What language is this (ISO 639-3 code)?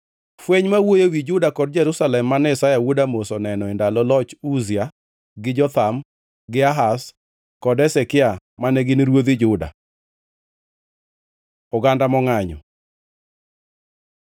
luo